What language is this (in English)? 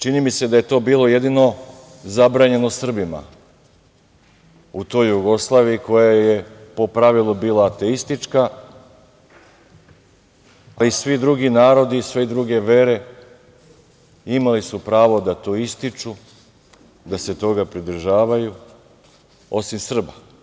Serbian